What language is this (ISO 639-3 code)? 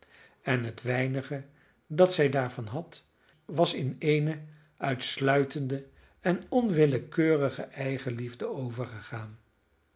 nld